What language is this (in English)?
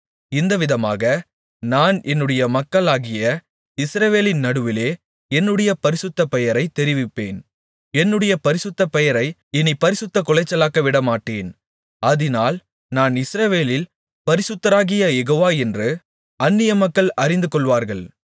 Tamil